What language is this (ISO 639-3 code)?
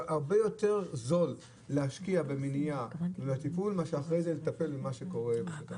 heb